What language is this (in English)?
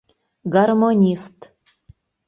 Mari